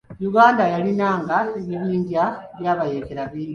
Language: Ganda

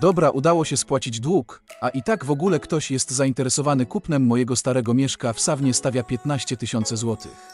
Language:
Polish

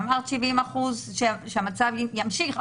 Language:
Hebrew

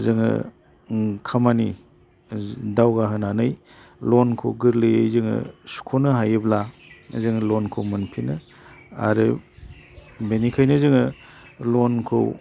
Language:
Bodo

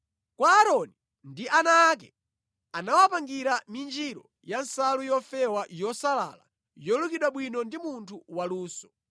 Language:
Nyanja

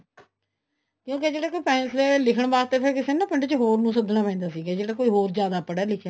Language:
Punjabi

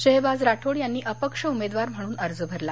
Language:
Marathi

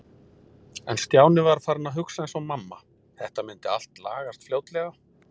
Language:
Icelandic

